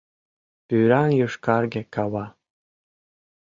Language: Mari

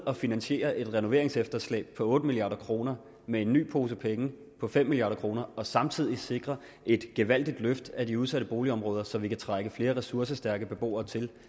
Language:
Danish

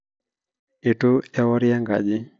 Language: Masai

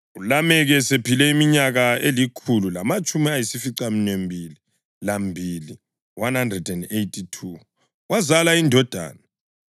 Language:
North Ndebele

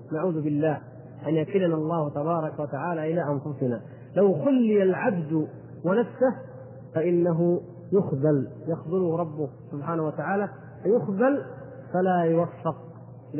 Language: Arabic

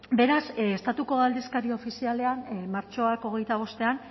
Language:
Basque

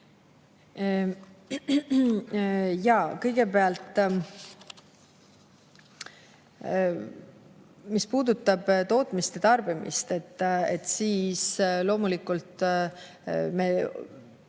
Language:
Estonian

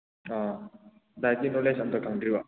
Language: Manipuri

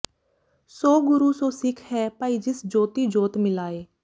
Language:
Punjabi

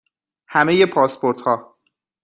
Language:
Persian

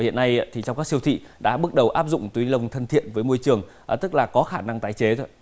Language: Vietnamese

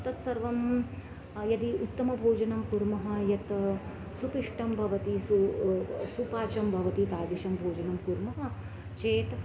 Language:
Sanskrit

